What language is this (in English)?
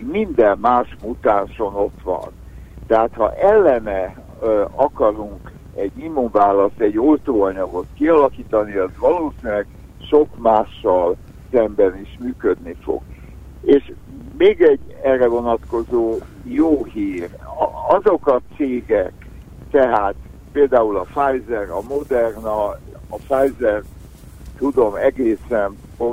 Hungarian